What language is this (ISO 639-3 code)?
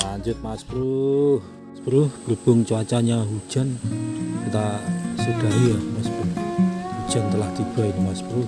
ind